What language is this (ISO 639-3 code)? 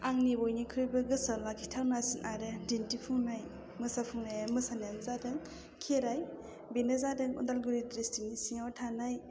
brx